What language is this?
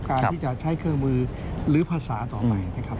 Thai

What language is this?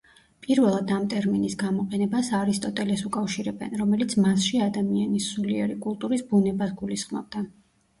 Georgian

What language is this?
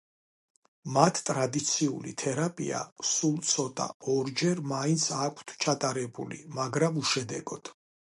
Georgian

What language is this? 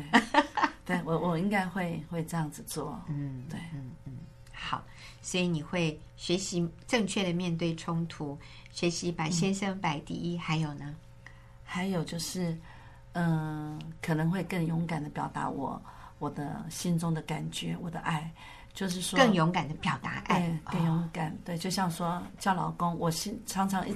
Chinese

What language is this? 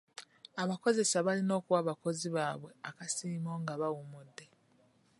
Ganda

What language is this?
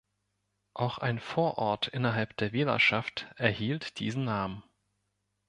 German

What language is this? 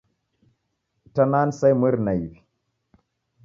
Taita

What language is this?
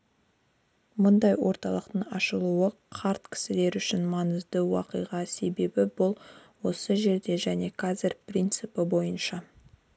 Kazakh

